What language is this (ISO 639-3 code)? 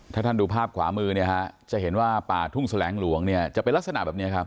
tha